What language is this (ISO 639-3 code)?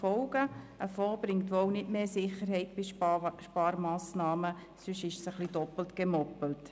gsw